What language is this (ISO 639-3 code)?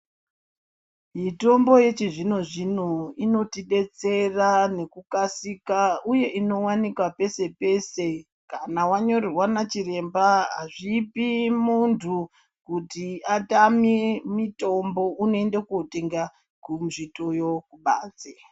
ndc